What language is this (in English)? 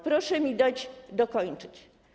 Polish